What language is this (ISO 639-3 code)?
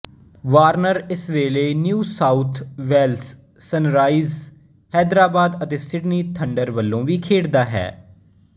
pan